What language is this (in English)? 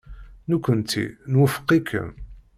Kabyle